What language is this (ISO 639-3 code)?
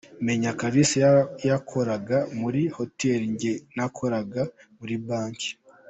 kin